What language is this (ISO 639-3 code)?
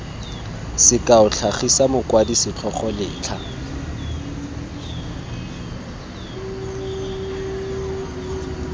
tsn